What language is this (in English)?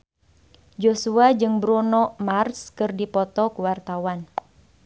Sundanese